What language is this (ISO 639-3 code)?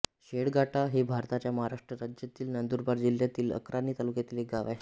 mar